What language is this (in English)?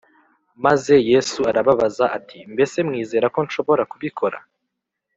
Kinyarwanda